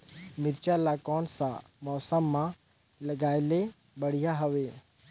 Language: Chhattisgarhi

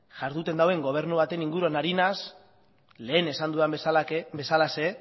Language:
Basque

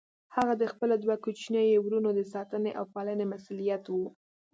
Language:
Pashto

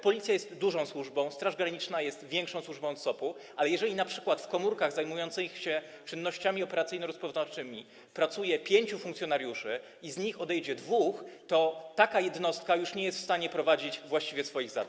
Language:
Polish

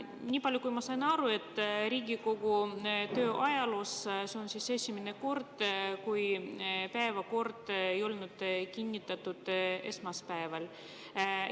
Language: Estonian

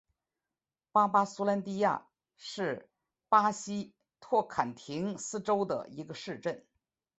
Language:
Chinese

